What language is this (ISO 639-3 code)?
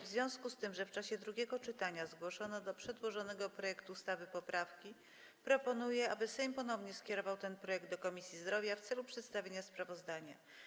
pol